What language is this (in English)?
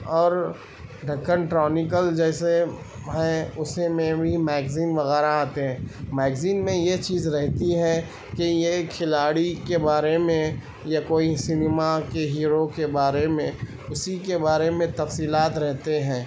Urdu